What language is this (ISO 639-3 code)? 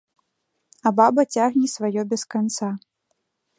bel